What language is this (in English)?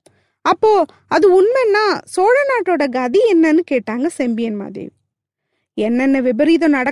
Tamil